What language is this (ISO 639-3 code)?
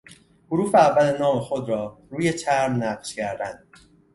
fas